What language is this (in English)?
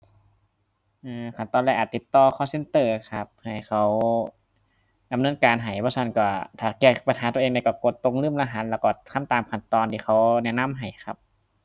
Thai